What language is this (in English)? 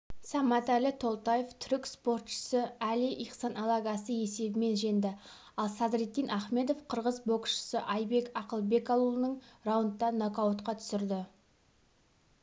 Kazakh